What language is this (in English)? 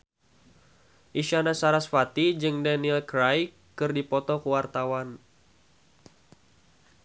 Sundanese